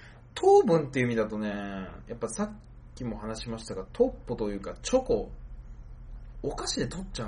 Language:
Japanese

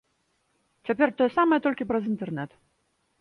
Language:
Belarusian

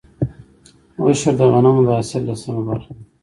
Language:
Pashto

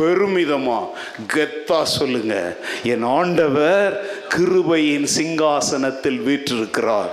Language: Tamil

